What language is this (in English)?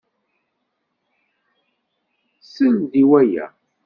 Kabyle